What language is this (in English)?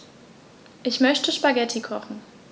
German